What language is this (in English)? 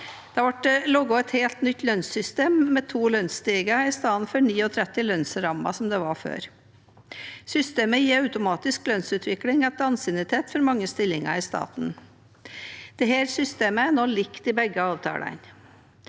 Norwegian